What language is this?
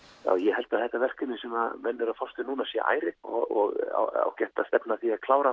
Icelandic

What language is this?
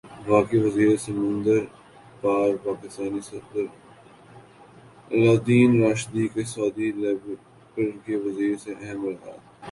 Urdu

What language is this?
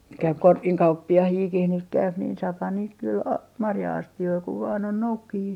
Finnish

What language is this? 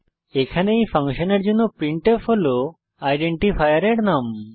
Bangla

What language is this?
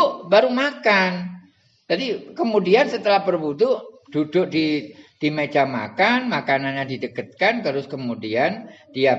Indonesian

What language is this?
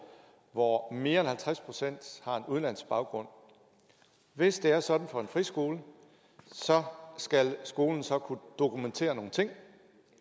Danish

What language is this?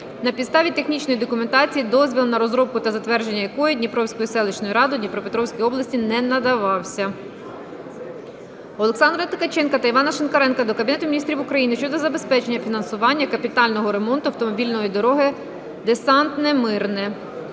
Ukrainian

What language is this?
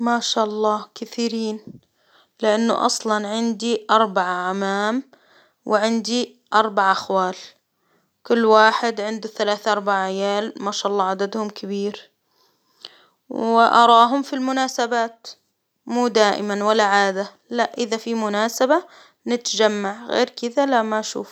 Hijazi Arabic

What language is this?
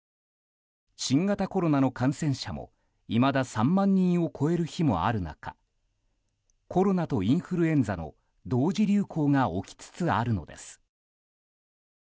Japanese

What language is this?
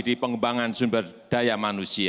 Indonesian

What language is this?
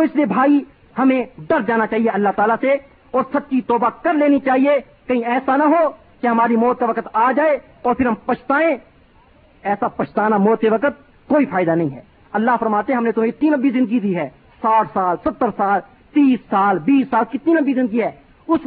Urdu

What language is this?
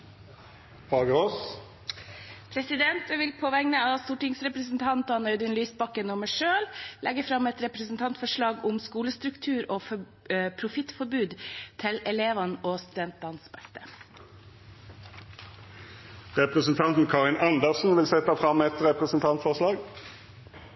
Norwegian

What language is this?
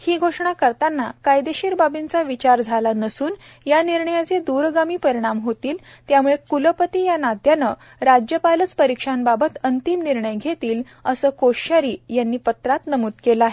Marathi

